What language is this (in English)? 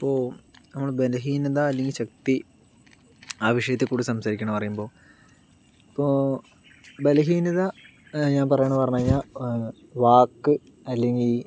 Malayalam